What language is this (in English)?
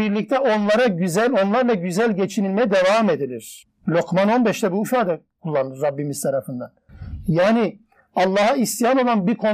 Turkish